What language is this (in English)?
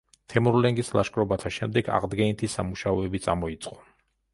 Georgian